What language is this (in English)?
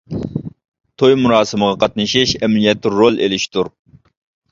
Uyghur